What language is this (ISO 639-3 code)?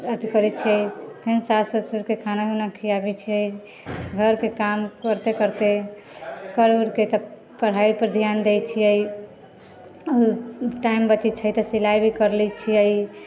mai